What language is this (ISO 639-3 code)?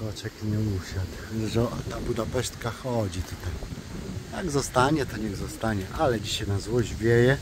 pol